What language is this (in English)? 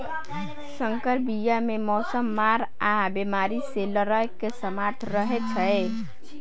Maithili